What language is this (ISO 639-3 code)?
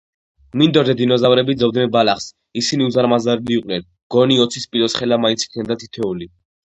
kat